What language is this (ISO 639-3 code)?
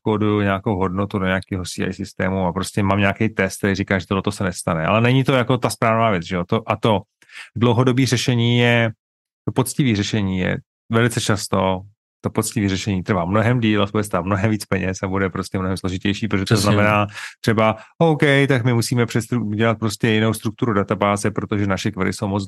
ces